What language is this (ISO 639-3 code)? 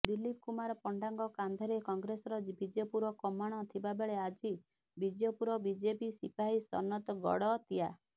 ori